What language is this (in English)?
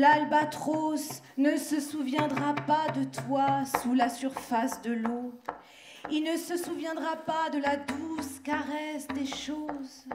French